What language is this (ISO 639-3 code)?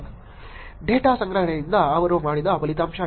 kan